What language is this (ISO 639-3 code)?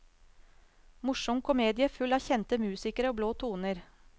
nor